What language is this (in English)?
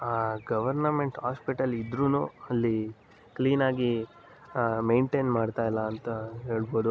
Kannada